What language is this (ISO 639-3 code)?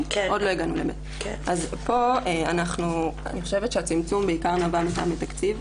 heb